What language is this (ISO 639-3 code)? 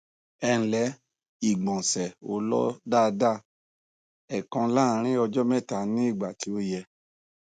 yor